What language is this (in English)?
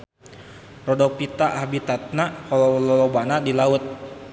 Sundanese